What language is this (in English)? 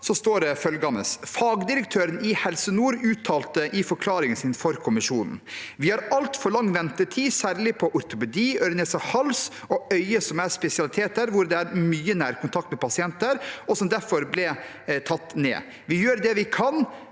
Norwegian